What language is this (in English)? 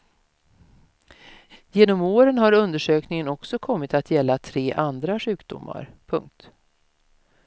Swedish